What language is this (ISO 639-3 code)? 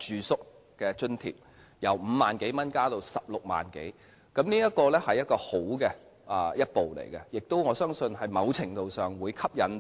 yue